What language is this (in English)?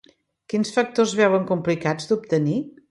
Catalan